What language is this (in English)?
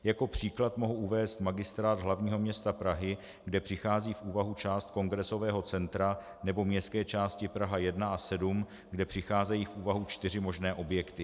Czech